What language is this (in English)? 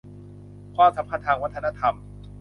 Thai